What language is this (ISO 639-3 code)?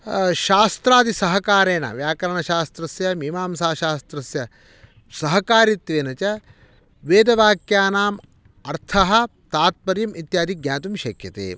san